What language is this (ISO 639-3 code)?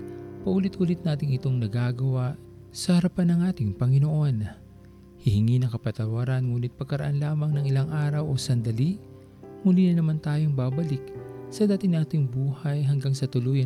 fil